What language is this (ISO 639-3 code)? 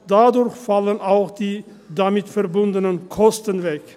gsw